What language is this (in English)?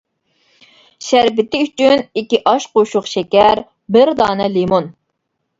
Uyghur